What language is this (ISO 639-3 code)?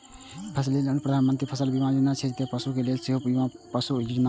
mai